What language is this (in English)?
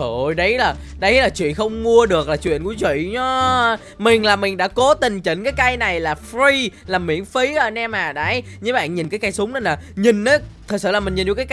Vietnamese